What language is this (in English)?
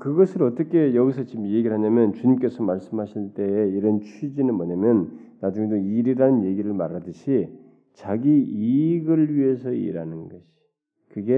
Korean